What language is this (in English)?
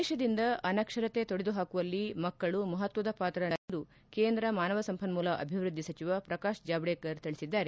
Kannada